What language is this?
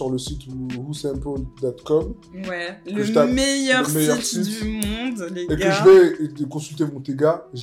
French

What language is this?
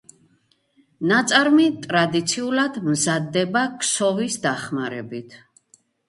Georgian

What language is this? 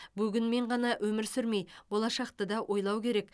Kazakh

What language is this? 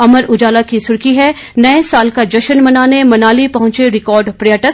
Hindi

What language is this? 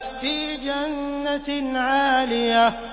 Arabic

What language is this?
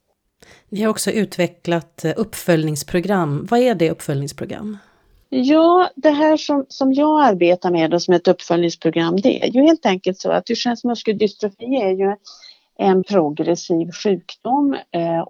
Swedish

